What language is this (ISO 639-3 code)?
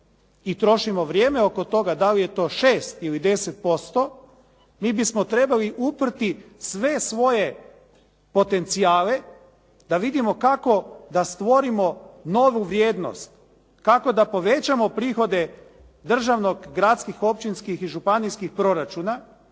hrv